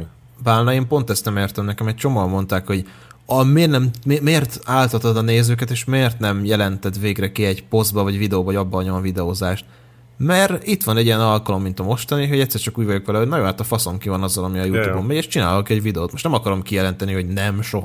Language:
Hungarian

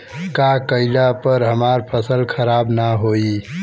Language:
Bhojpuri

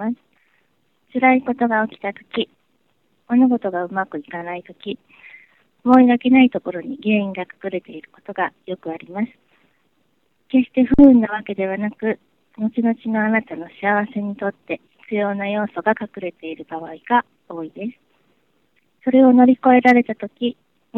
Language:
Japanese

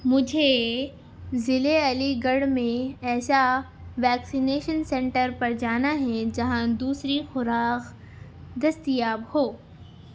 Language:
Urdu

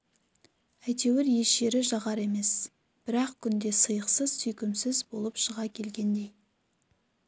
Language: Kazakh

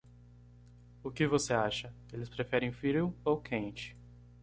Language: Portuguese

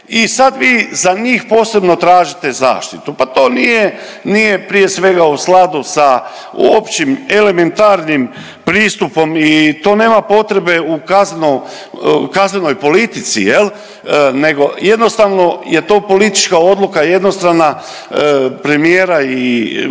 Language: Croatian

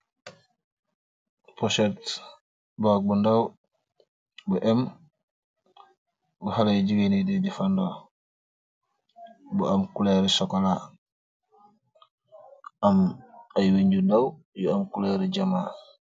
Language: Wolof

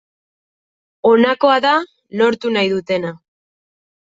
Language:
Basque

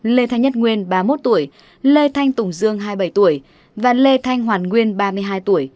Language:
Vietnamese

